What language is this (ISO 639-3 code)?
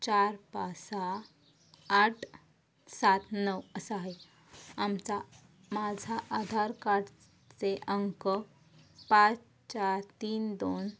mar